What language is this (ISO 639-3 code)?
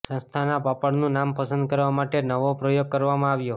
guj